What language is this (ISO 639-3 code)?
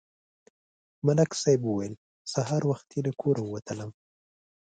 pus